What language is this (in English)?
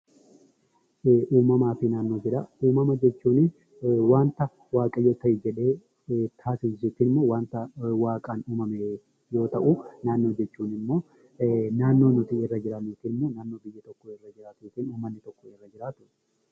Oromo